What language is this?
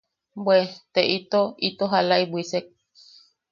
Yaqui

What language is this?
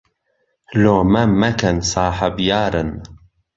Central Kurdish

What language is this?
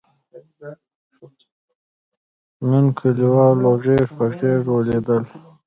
Pashto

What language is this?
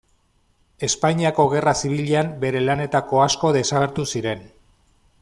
Basque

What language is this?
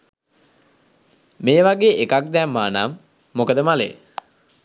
Sinhala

